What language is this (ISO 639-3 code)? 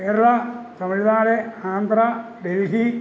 mal